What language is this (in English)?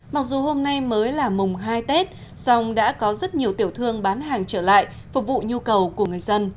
Vietnamese